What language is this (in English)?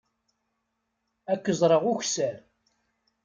Kabyle